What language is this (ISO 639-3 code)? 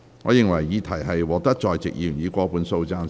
yue